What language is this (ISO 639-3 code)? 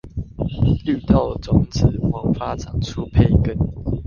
zho